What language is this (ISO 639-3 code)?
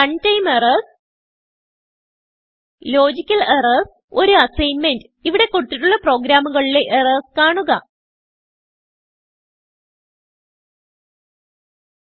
mal